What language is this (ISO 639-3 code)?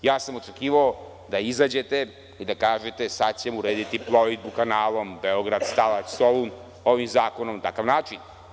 srp